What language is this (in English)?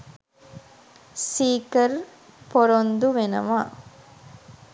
Sinhala